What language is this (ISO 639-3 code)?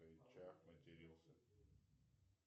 rus